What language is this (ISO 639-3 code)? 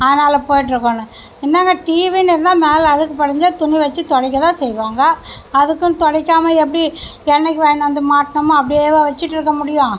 tam